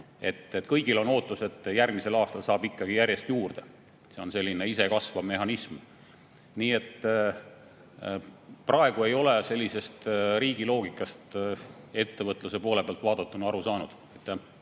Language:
Estonian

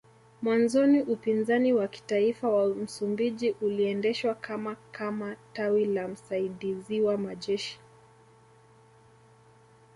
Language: Swahili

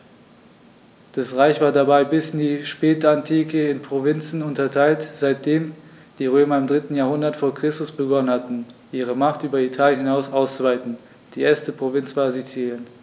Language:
German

